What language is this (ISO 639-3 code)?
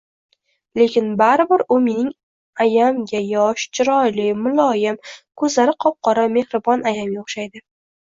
uzb